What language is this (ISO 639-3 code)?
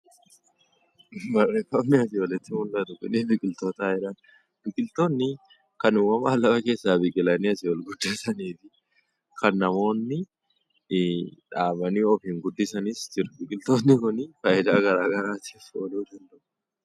orm